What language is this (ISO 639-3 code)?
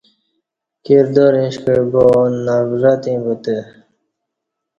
bsh